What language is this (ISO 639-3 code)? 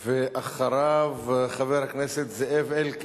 heb